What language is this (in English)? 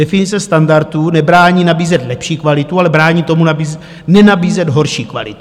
Czech